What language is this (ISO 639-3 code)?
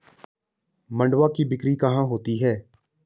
hin